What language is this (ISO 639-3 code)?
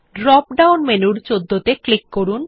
ben